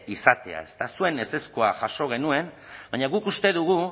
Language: Basque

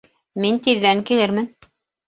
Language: Bashkir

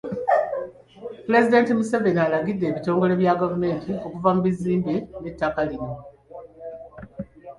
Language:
Ganda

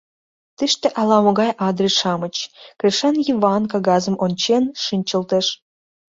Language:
Mari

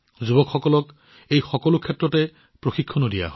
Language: Assamese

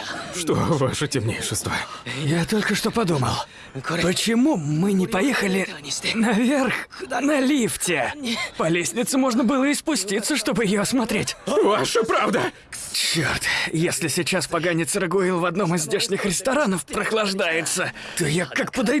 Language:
Russian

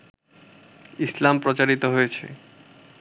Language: Bangla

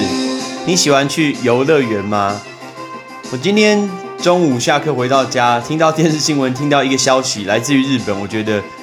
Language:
Chinese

